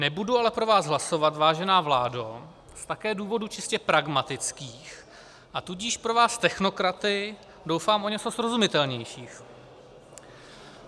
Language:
Czech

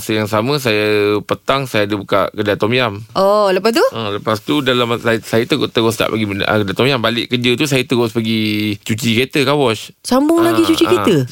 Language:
Malay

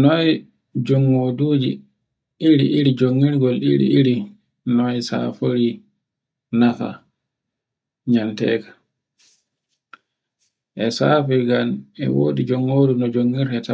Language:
Borgu Fulfulde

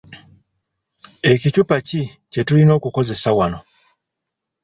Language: Ganda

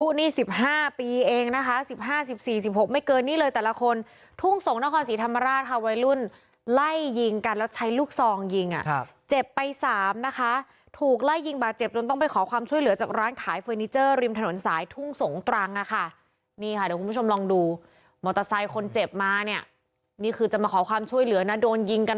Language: Thai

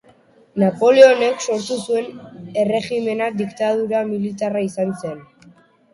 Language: Basque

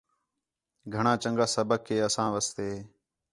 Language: Khetrani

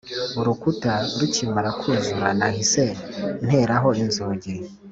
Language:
Kinyarwanda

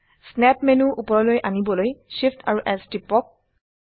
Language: Assamese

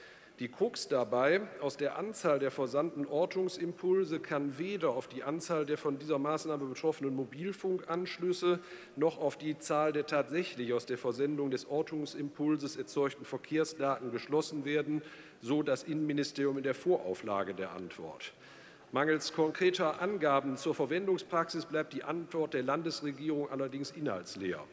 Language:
German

